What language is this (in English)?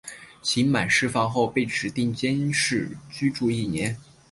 Chinese